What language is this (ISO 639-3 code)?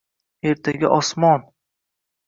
uzb